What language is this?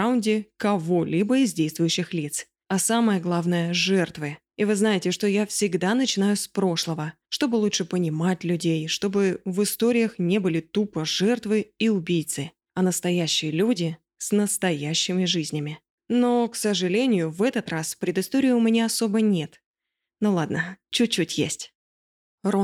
Russian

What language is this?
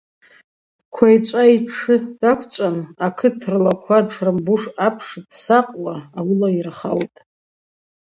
Abaza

